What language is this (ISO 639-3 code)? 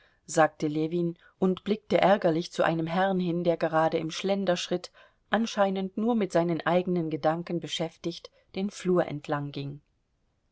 deu